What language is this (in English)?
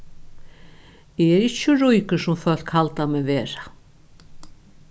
Faroese